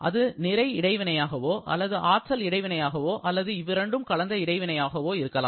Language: Tamil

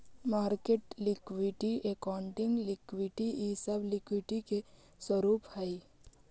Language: Magahi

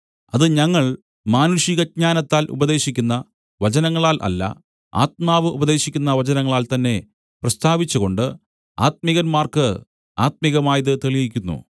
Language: Malayalam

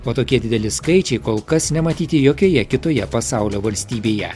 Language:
Lithuanian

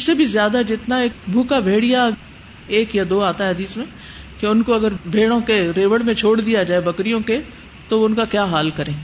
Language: Urdu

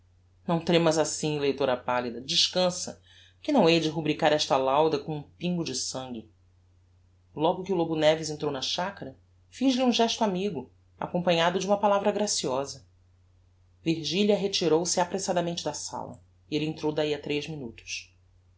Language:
Portuguese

